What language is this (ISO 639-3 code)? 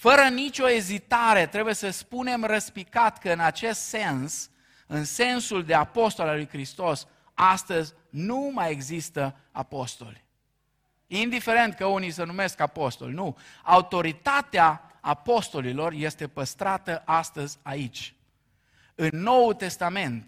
ron